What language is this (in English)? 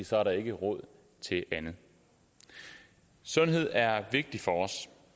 Danish